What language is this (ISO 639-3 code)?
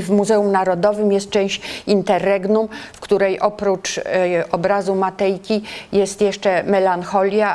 pol